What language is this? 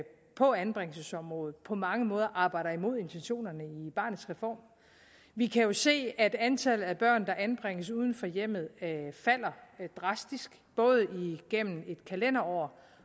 Danish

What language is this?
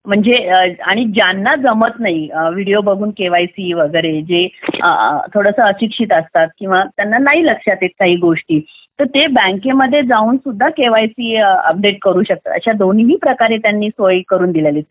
Marathi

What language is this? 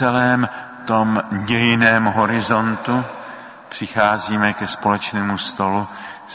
Czech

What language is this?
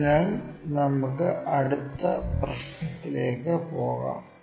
Malayalam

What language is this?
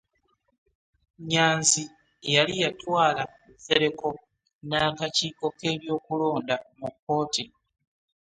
Ganda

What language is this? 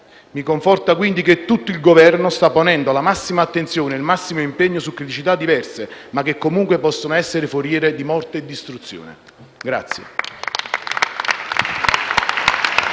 Italian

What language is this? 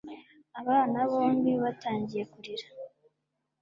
Kinyarwanda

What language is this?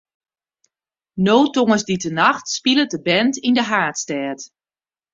Western Frisian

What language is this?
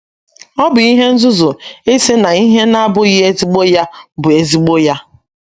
Igbo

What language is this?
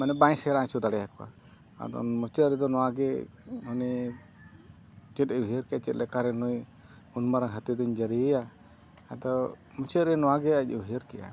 Santali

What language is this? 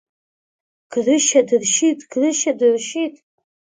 Abkhazian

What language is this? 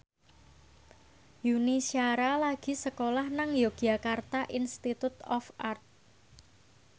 Javanese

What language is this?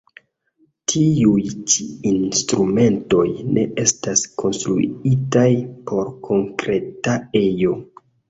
Esperanto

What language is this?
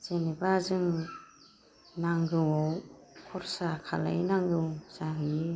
Bodo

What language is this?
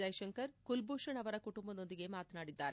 Kannada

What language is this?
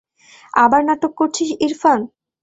Bangla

